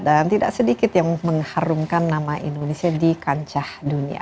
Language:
Indonesian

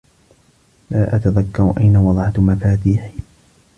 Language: Arabic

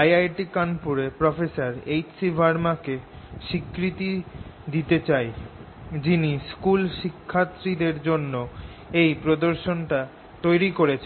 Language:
Bangla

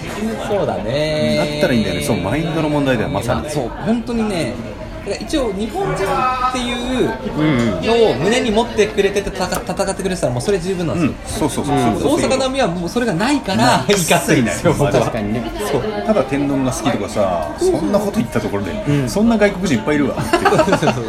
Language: Japanese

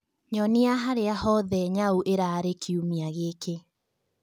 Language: Kikuyu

